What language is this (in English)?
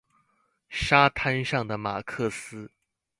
Chinese